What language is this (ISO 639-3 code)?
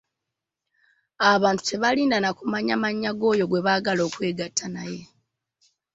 lug